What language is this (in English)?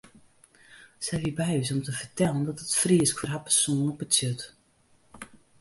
Western Frisian